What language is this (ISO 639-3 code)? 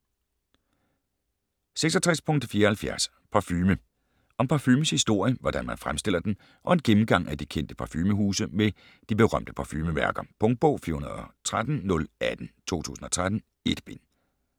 dan